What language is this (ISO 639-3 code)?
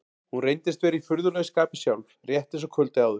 isl